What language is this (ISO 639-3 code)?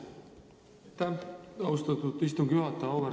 est